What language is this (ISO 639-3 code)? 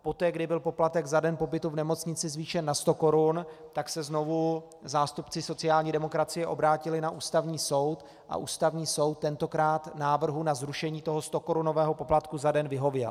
ces